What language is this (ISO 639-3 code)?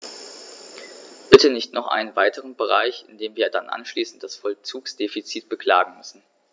deu